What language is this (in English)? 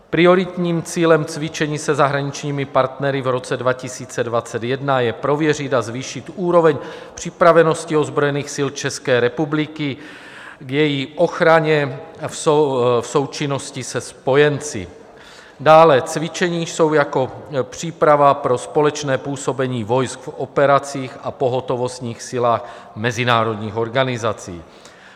Czech